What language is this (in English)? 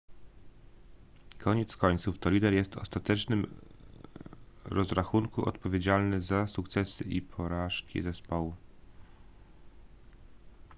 Polish